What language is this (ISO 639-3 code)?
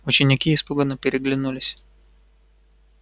rus